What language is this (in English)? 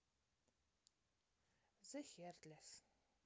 Russian